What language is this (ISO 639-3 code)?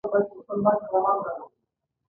pus